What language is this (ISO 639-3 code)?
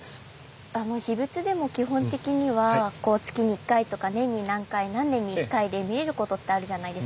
jpn